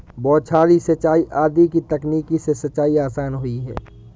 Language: Hindi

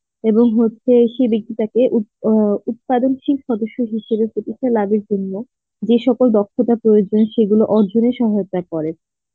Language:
Bangla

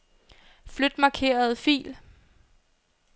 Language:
Danish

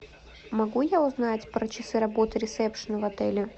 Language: Russian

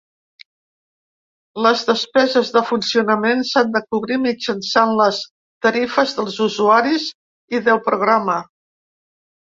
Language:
Catalan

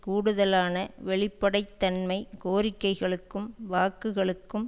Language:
Tamil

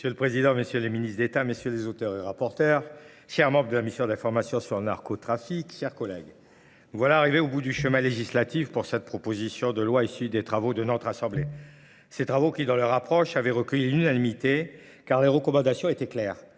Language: French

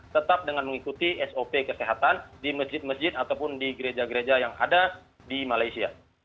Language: Indonesian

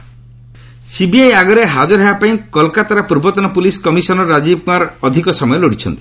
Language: Odia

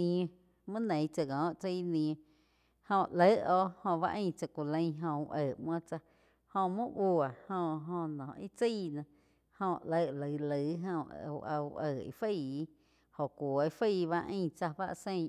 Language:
Quiotepec Chinantec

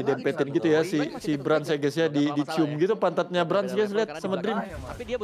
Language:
Indonesian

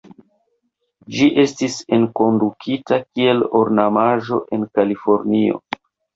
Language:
Esperanto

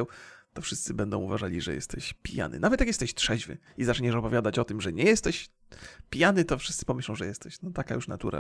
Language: Polish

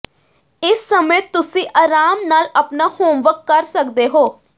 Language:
Punjabi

